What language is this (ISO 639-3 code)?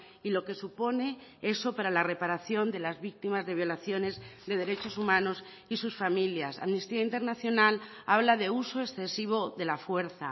spa